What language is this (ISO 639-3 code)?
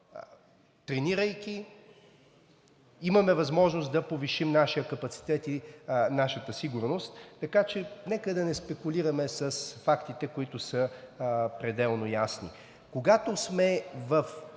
bul